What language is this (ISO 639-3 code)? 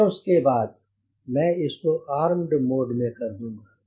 hin